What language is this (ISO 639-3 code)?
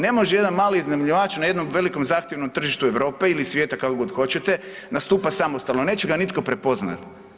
hrv